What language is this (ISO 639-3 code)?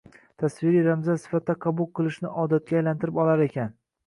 uzb